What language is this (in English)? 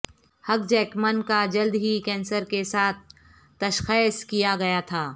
Urdu